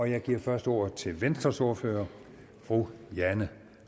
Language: Danish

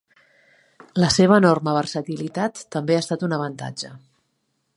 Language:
Catalan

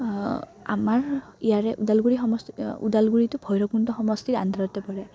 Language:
Assamese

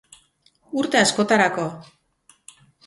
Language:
Basque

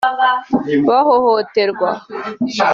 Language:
Kinyarwanda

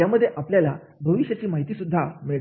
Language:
Marathi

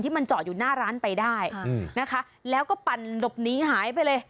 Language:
Thai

